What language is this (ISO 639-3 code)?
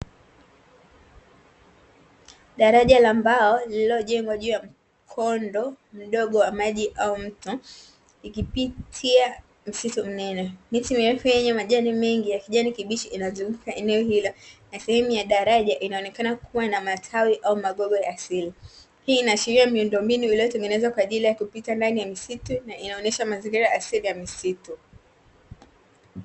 swa